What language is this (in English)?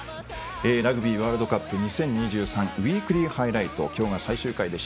Japanese